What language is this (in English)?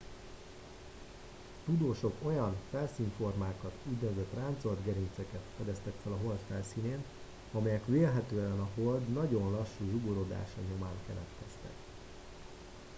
Hungarian